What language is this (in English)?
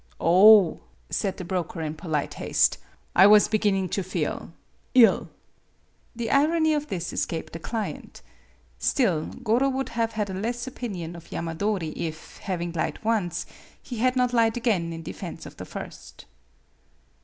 English